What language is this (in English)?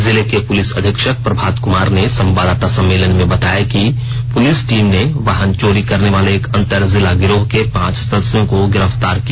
Hindi